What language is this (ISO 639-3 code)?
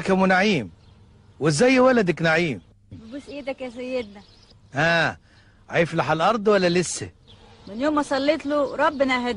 ara